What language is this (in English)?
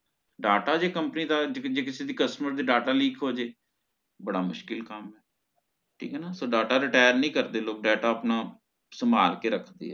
Punjabi